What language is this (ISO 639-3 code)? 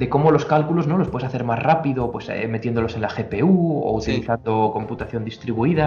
spa